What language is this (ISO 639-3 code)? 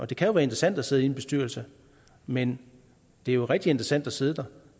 dan